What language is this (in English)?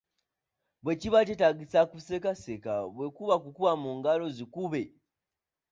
Ganda